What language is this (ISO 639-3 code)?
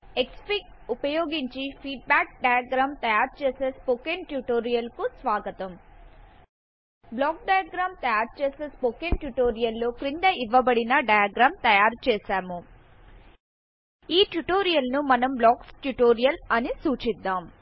tel